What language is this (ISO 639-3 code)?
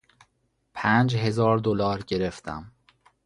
fas